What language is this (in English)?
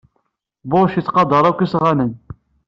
Kabyle